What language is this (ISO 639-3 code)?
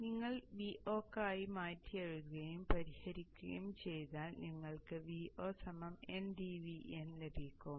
mal